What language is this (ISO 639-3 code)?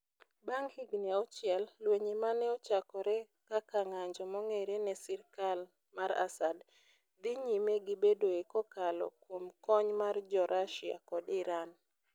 luo